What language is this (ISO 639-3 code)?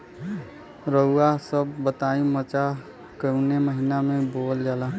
bho